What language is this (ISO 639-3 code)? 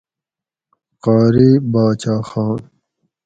gwc